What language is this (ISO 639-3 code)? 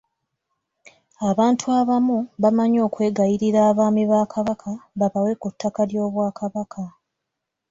lug